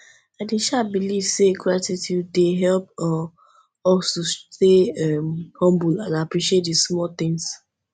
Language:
Nigerian Pidgin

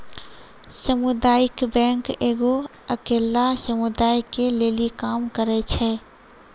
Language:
Maithili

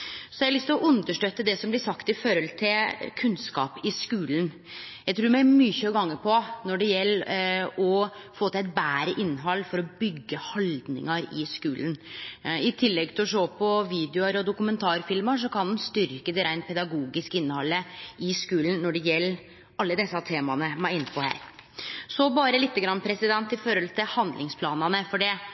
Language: Norwegian Nynorsk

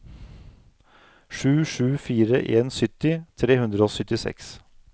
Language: Norwegian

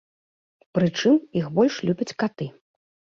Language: Belarusian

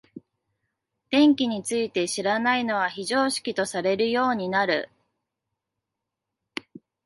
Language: Japanese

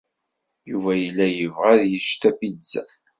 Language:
Kabyle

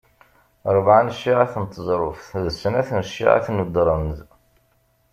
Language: Kabyle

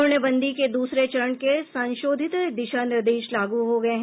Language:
Hindi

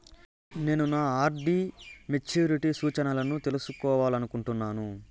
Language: Telugu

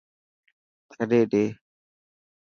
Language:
Dhatki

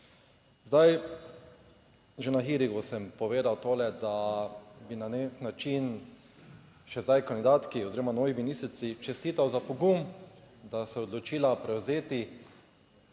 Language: Slovenian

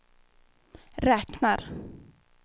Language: Swedish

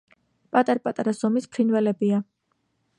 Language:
Georgian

